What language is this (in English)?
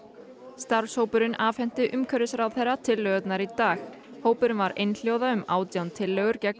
Icelandic